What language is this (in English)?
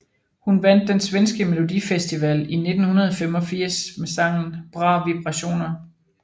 Danish